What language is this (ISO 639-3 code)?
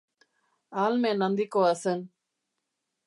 eus